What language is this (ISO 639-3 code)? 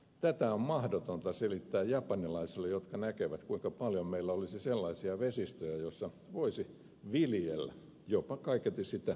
fin